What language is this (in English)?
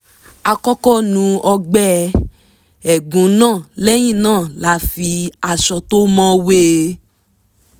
Yoruba